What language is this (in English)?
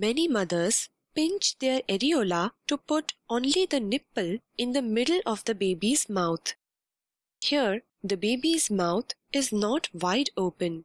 English